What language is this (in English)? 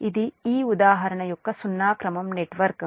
Telugu